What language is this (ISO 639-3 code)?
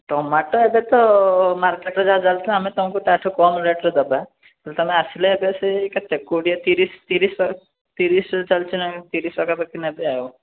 ori